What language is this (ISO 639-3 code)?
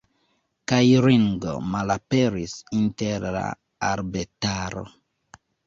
epo